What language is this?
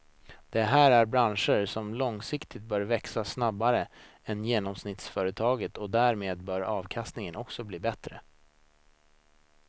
Swedish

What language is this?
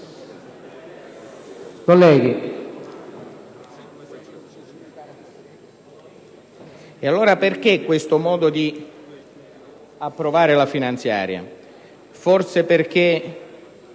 Italian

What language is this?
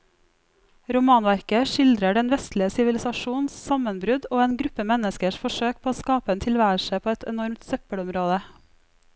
Norwegian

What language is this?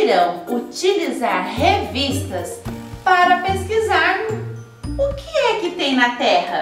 Portuguese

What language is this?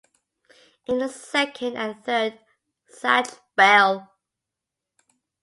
English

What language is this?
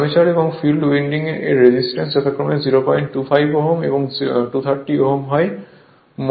Bangla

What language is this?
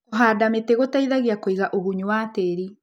Kikuyu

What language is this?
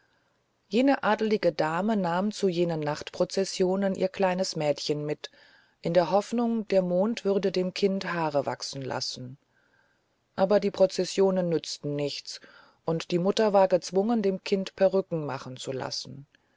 German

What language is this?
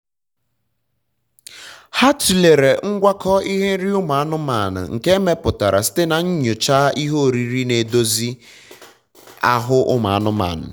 Igbo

